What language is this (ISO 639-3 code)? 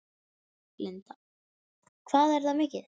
isl